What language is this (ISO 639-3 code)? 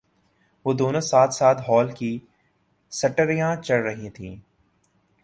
urd